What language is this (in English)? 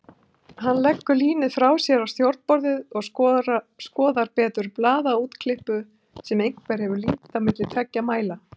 Icelandic